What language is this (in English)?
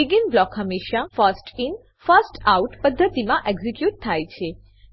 Gujarati